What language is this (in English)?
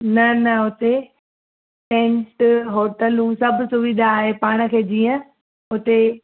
Sindhi